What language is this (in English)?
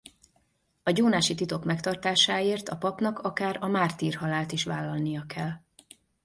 Hungarian